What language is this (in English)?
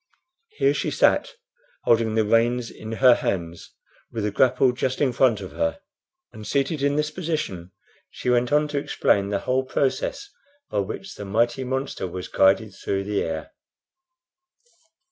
English